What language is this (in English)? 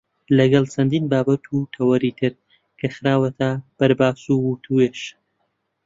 Central Kurdish